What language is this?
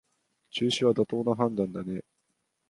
Japanese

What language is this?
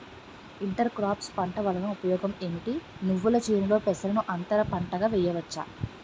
Telugu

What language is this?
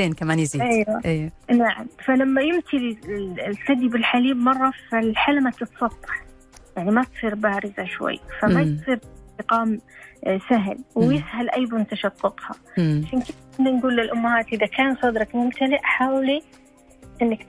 Arabic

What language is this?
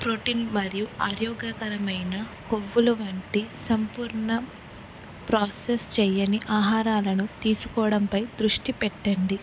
Telugu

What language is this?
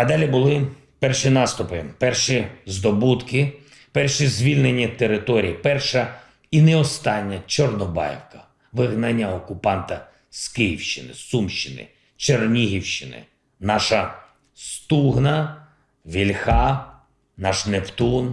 Ukrainian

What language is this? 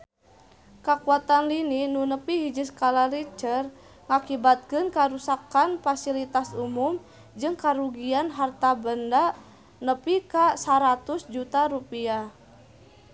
Sundanese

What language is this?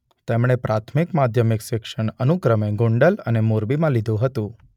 Gujarati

